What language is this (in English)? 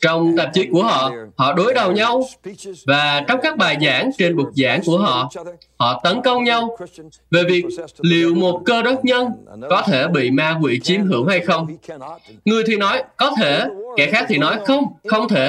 Vietnamese